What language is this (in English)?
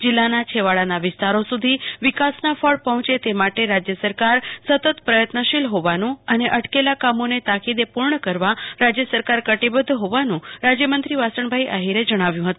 Gujarati